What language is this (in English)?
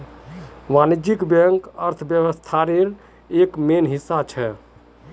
Magahi